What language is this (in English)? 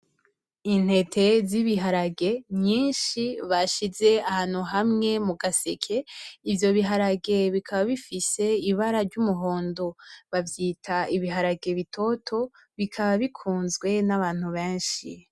Rundi